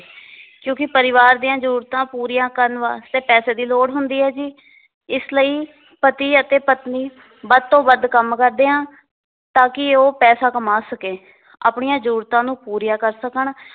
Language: Punjabi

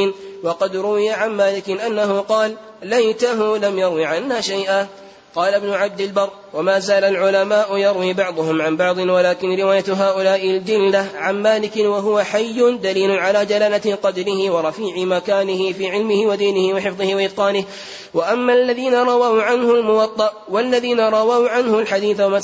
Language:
Arabic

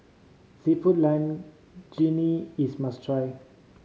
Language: English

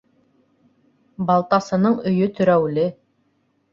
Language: Bashkir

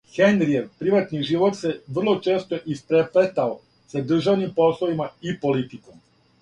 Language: Serbian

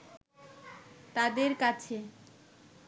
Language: Bangla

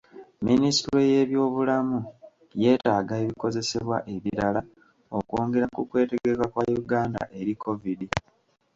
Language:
Ganda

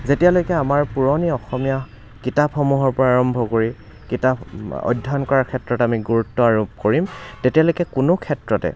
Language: Assamese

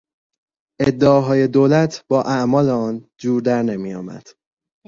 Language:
Persian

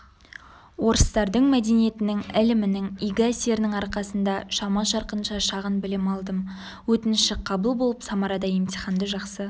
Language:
Kazakh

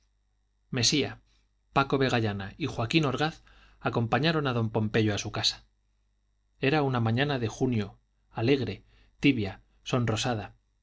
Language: Spanish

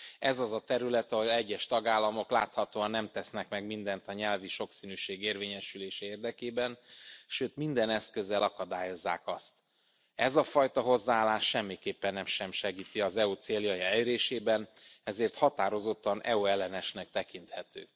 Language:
Hungarian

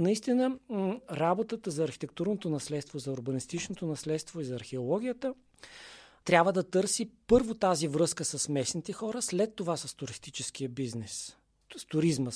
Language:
Bulgarian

